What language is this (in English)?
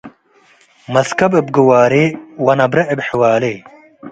Tigre